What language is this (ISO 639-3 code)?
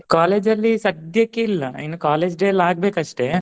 kan